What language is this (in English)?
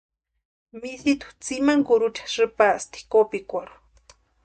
Western Highland Purepecha